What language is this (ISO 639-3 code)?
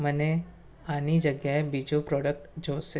guj